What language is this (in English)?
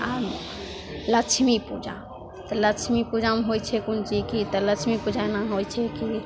Maithili